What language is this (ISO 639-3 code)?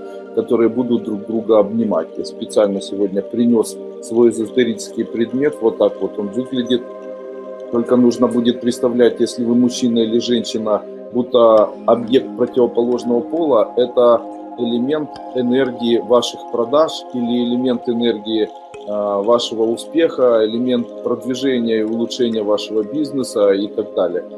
rus